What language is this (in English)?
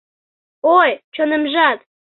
Mari